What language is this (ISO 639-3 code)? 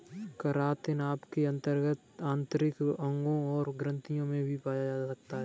hin